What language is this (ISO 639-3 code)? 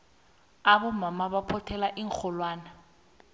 nbl